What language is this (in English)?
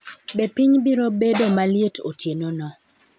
Luo (Kenya and Tanzania)